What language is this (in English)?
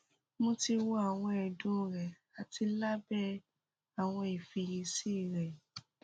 Yoruba